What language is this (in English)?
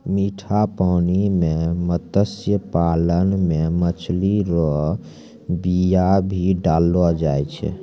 Maithili